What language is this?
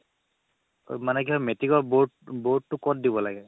Assamese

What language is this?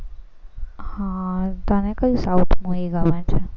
Gujarati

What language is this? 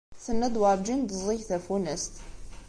Kabyle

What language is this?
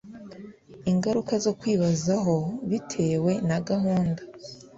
Kinyarwanda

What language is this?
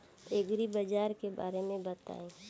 Bhojpuri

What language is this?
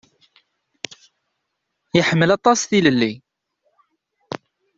Kabyle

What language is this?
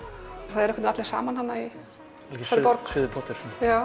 Icelandic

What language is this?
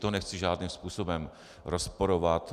Czech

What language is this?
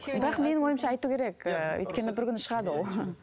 Kazakh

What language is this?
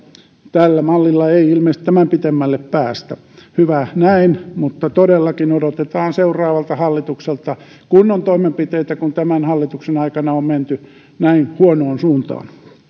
Finnish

